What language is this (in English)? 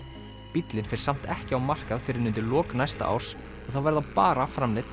Icelandic